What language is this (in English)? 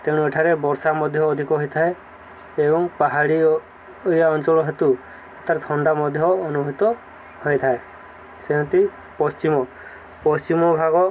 Odia